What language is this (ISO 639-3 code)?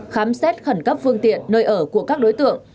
vie